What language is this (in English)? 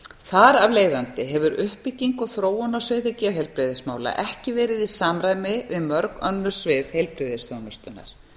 Icelandic